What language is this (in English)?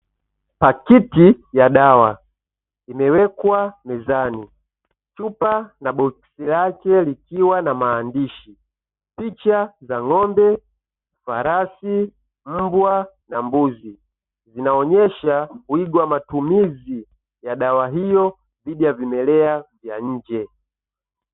Swahili